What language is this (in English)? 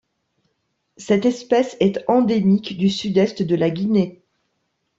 French